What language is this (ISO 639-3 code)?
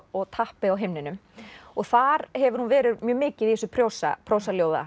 isl